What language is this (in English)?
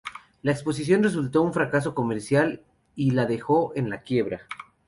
Spanish